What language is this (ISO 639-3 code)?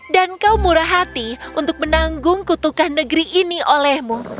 ind